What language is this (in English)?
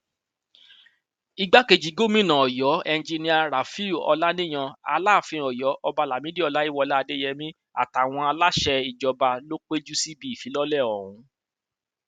Yoruba